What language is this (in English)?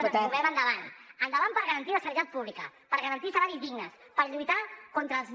Catalan